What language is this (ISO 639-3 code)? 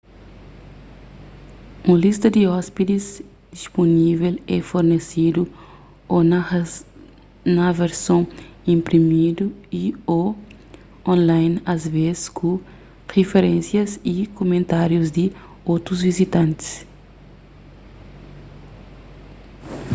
kea